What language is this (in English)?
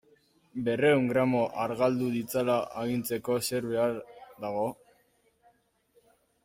Basque